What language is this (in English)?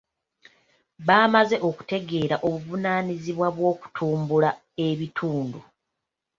Ganda